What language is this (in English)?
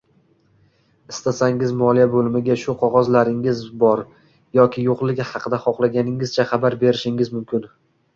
Uzbek